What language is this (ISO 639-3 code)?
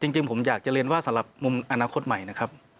tha